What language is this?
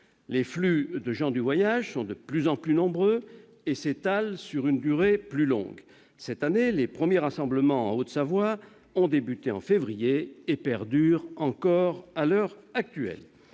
French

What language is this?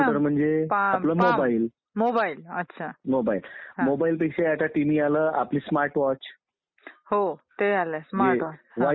Marathi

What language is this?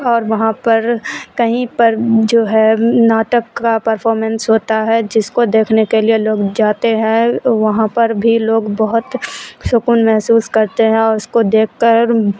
Urdu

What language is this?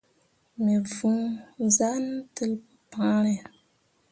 Mundang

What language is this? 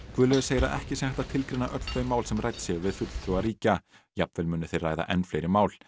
Icelandic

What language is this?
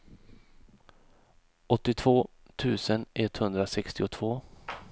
Swedish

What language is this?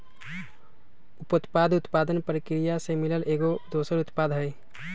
Magahi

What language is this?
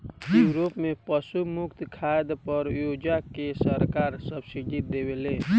Bhojpuri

